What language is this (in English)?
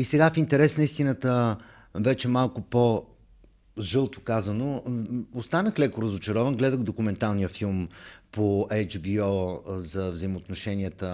Bulgarian